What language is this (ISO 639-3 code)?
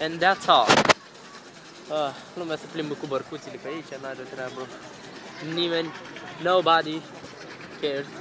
ron